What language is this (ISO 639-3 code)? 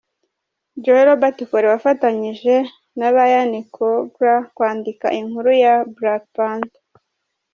kin